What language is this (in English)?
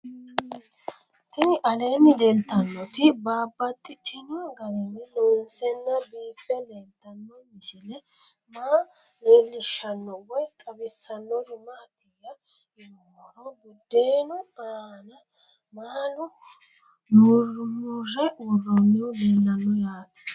Sidamo